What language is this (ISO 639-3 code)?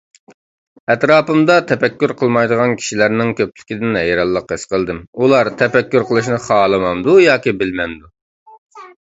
uig